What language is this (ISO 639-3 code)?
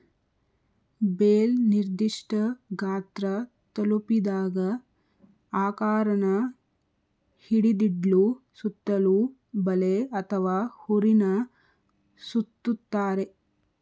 kan